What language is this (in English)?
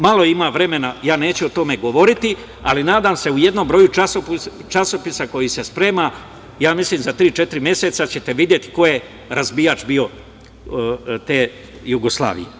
Serbian